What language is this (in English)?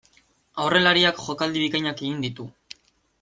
Basque